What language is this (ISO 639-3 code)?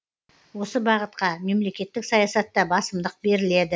kaz